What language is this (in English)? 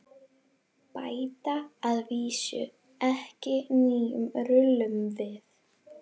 Icelandic